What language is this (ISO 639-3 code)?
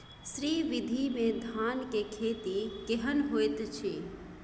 mai